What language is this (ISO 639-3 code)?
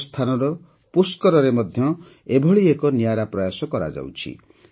ori